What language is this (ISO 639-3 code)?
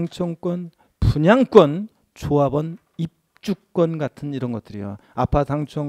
kor